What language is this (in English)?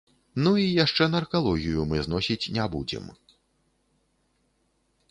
Belarusian